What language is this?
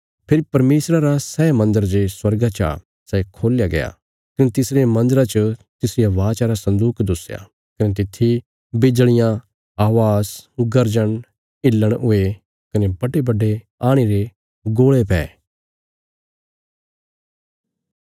Bilaspuri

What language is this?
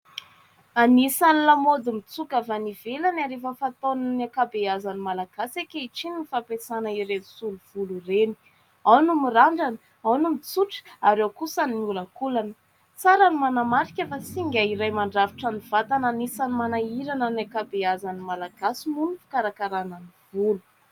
Malagasy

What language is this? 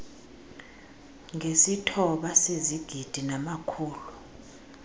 Xhosa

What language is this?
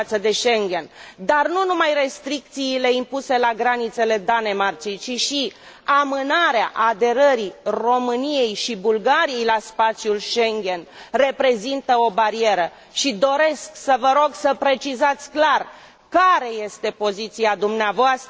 Romanian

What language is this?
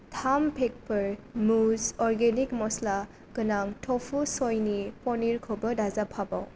Bodo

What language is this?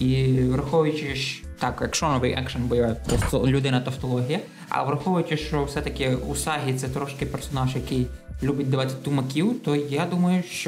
Ukrainian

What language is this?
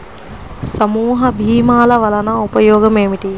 Telugu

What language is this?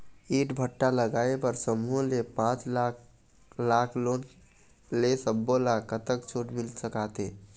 Chhattisgarhi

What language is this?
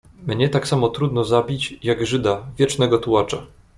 Polish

